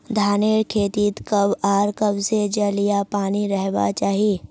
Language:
Magahi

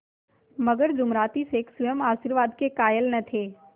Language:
Hindi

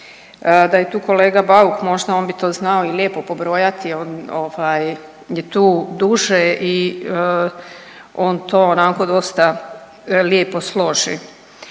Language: Croatian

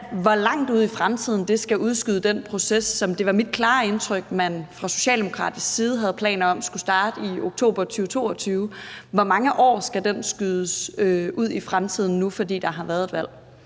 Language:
Danish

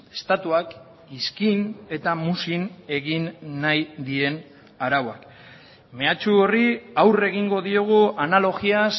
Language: Basque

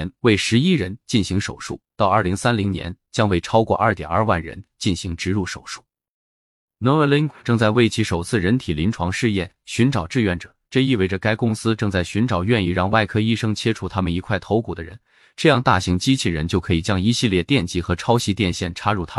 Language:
Chinese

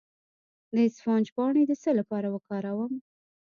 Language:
Pashto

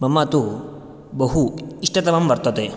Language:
Sanskrit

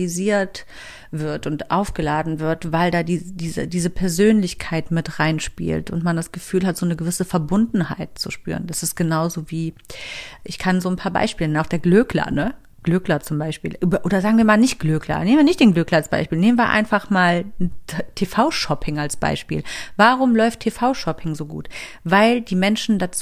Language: German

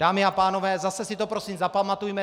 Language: Czech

